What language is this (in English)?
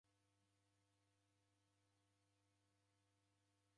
Taita